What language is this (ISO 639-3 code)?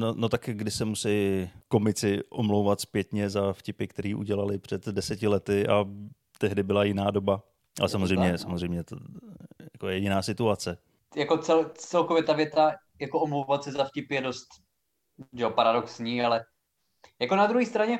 ces